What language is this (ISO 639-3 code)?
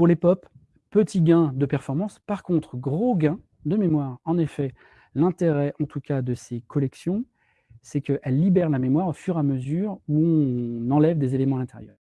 fra